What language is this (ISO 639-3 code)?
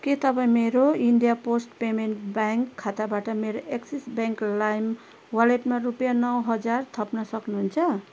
nep